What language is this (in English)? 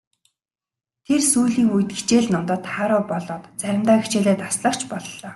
Mongolian